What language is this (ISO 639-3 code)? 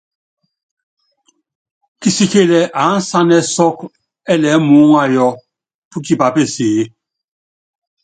yav